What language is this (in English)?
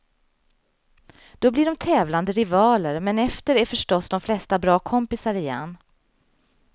Swedish